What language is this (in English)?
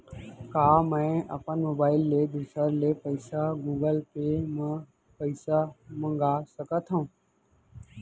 Chhattisgarhi